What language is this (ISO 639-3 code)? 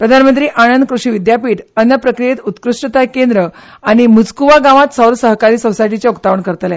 kok